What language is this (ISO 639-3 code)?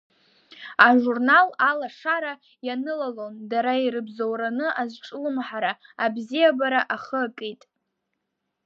abk